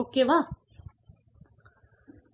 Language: Tamil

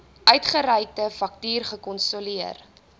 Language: Afrikaans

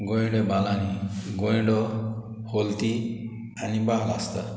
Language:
Konkani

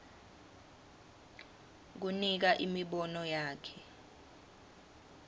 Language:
Swati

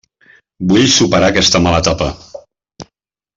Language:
Catalan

